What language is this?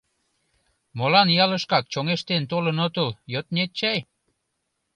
Mari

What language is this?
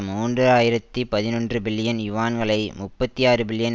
Tamil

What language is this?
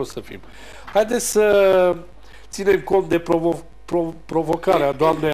Romanian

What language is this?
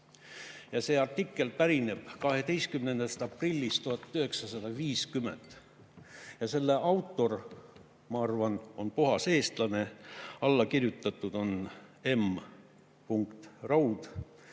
Estonian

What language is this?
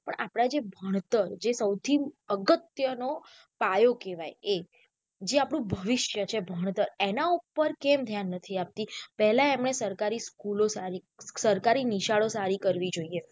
Gujarati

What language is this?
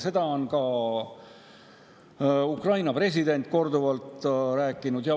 Estonian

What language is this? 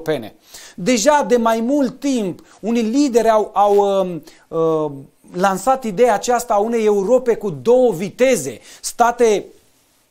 Romanian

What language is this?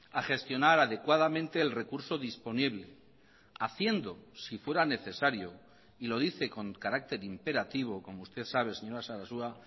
Spanish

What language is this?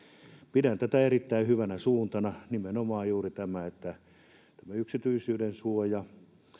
Finnish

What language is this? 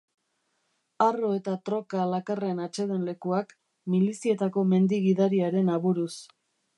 Basque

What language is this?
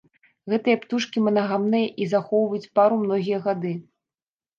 Belarusian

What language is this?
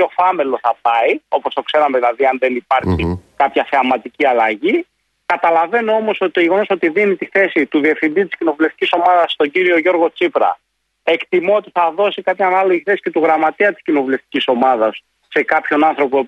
Greek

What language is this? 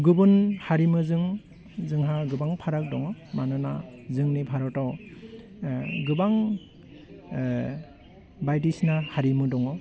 Bodo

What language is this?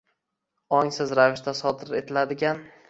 Uzbek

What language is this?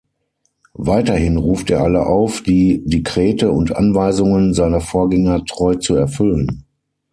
German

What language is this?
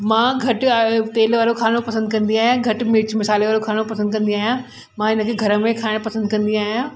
Sindhi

